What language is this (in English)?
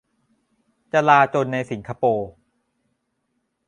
Thai